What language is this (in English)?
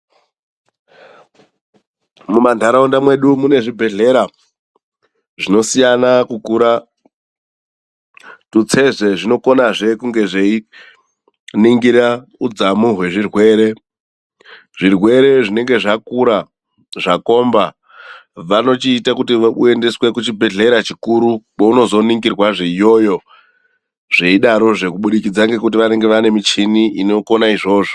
Ndau